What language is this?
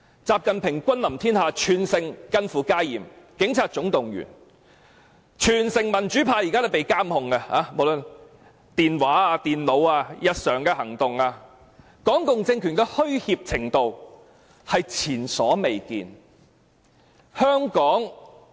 Cantonese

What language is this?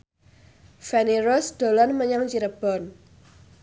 Javanese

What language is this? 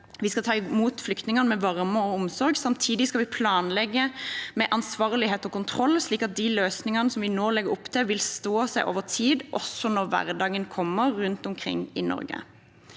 Norwegian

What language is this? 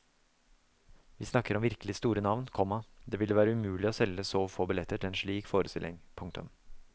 Norwegian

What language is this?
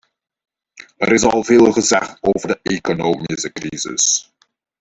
Dutch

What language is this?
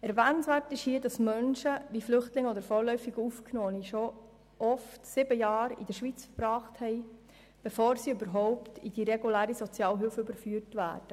Swiss German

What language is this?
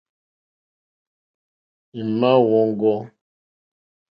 Mokpwe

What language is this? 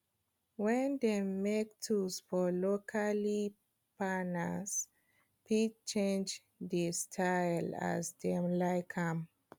Nigerian Pidgin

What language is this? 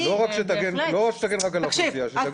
Hebrew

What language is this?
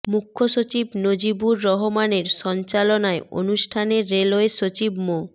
Bangla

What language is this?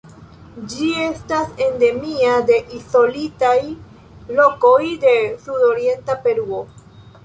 Esperanto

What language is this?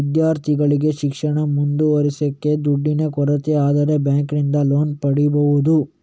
Kannada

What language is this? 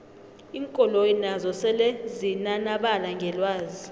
South Ndebele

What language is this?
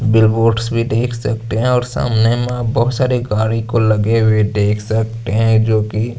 Hindi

